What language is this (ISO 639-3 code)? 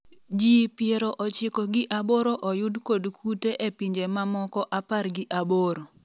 luo